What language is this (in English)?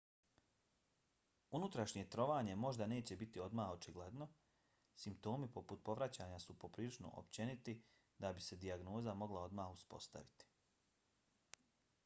Bosnian